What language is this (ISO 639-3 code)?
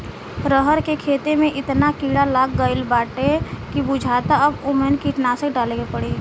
bho